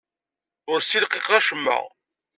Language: Kabyle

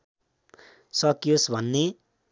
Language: Nepali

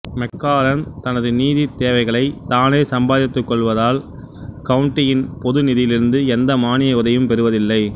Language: Tamil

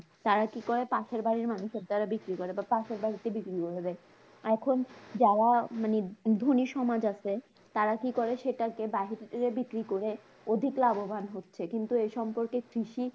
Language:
Bangla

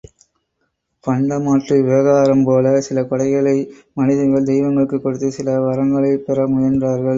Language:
Tamil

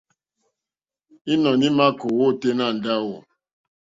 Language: Mokpwe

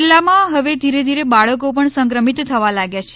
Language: Gujarati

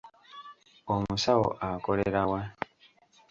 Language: Ganda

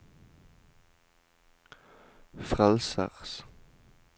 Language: Norwegian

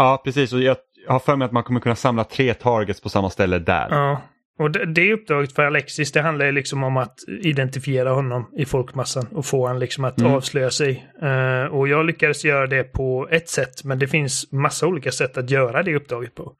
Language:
Swedish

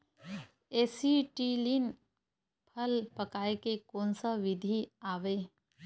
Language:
Chhattisgarhi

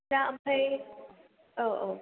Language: Bodo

